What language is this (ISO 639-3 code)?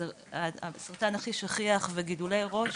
heb